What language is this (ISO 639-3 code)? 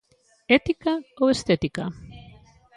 glg